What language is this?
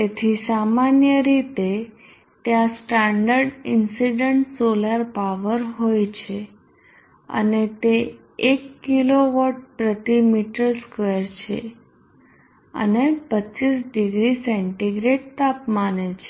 Gujarati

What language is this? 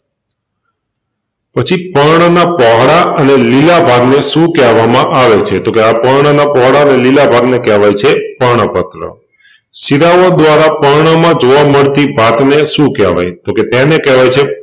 Gujarati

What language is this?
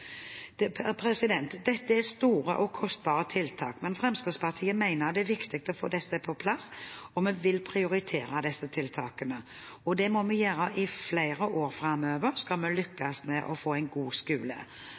Norwegian Bokmål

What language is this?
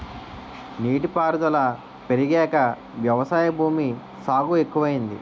Telugu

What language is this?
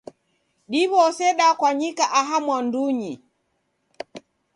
Taita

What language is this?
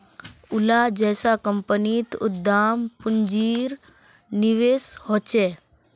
Magahi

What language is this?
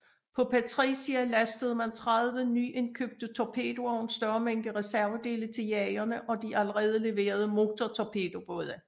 Danish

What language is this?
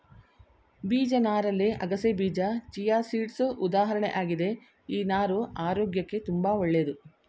Kannada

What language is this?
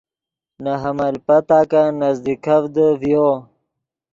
Yidgha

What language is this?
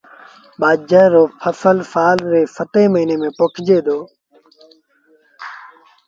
Sindhi Bhil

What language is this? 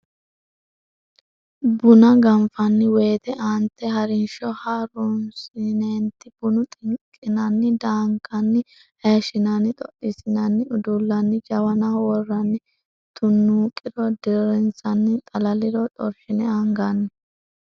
Sidamo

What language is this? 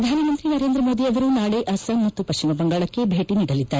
Kannada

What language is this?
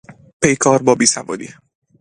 Persian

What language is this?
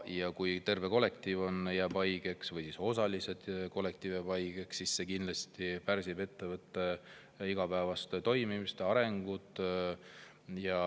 Estonian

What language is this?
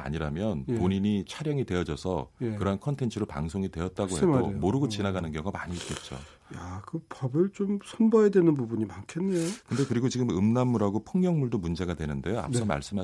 Korean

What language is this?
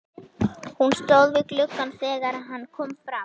Icelandic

